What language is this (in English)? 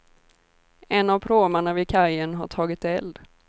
Swedish